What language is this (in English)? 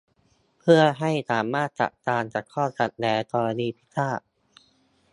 Thai